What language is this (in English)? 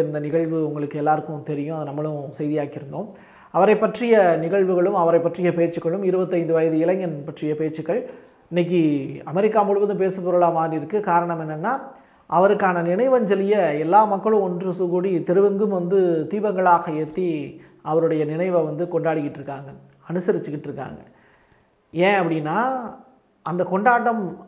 Tamil